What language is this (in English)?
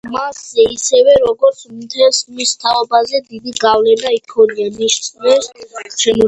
Georgian